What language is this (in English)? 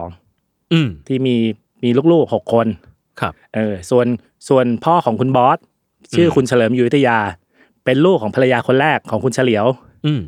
Thai